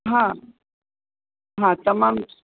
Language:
Sindhi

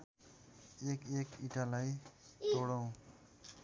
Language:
Nepali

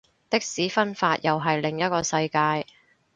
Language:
Cantonese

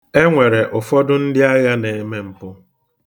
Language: Igbo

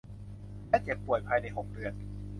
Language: Thai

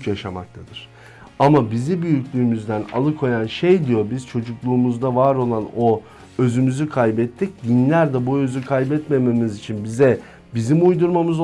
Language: Turkish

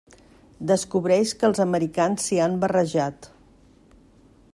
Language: Catalan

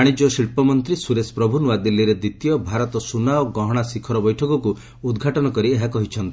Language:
Odia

